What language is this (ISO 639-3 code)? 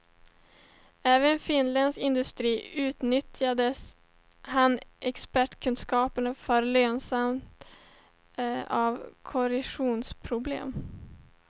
swe